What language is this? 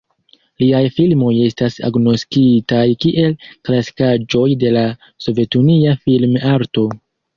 Esperanto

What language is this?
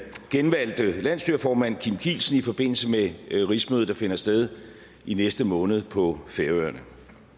Danish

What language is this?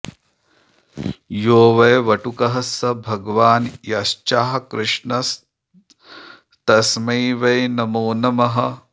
Sanskrit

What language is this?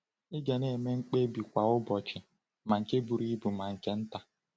Igbo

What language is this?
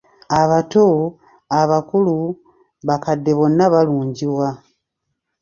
Ganda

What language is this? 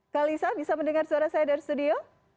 Indonesian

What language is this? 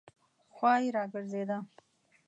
Pashto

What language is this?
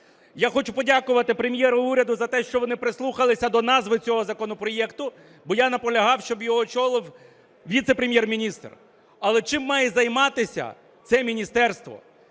Ukrainian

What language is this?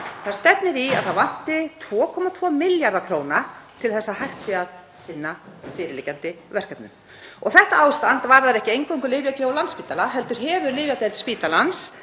Icelandic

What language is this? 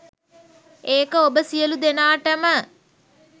Sinhala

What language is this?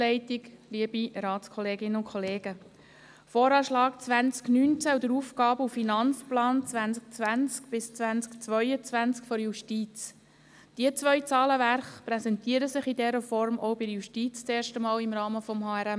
Swiss German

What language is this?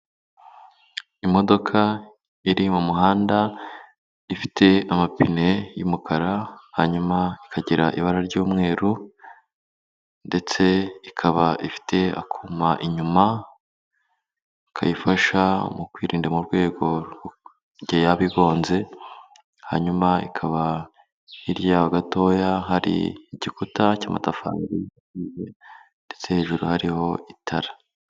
Kinyarwanda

